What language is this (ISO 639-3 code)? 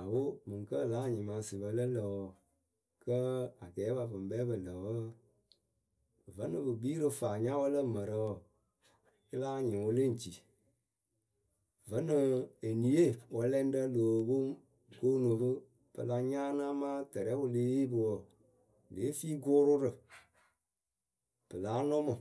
keu